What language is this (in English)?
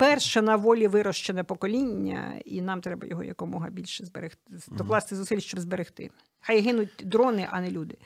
Ukrainian